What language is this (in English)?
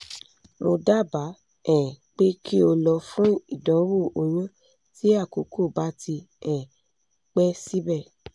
Yoruba